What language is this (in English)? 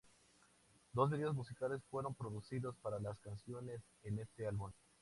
Spanish